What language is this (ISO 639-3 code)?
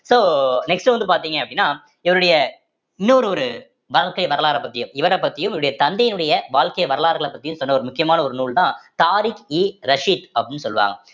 tam